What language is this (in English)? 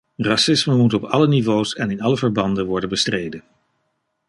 Dutch